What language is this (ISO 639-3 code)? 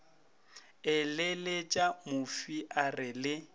nso